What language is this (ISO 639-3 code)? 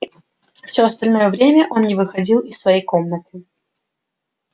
rus